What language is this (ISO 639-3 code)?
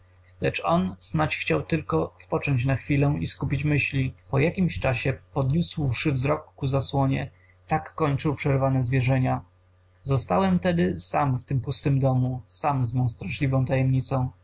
pol